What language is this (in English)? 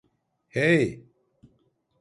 Turkish